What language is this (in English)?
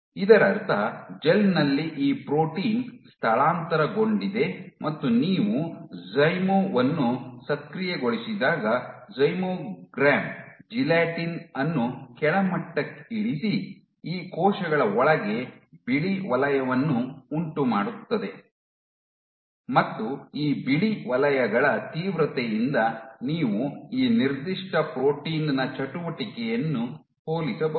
Kannada